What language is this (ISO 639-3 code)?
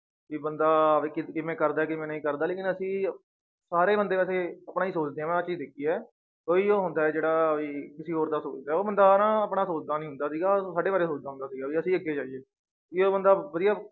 pan